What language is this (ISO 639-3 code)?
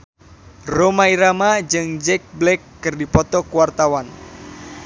sun